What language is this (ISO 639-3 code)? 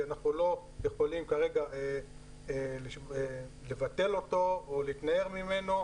heb